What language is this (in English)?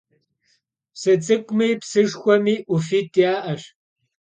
Kabardian